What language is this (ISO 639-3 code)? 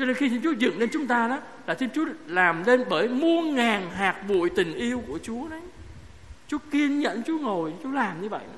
vie